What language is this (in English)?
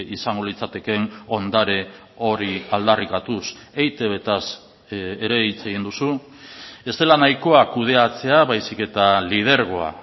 Basque